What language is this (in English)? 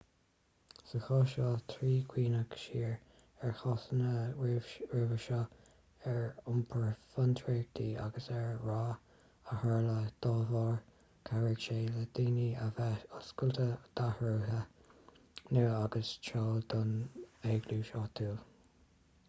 Irish